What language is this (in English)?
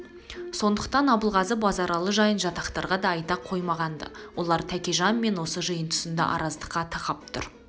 Kazakh